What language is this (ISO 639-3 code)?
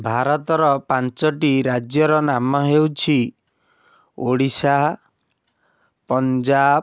ori